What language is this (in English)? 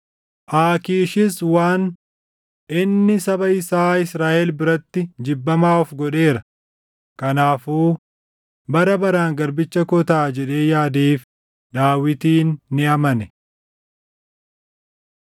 Oromo